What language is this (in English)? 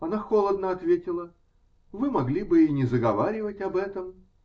Russian